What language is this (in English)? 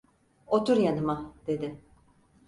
Turkish